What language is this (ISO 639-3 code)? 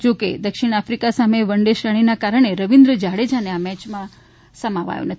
guj